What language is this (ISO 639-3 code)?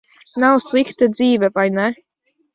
lav